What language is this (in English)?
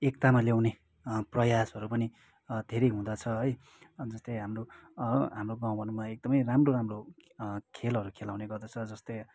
Nepali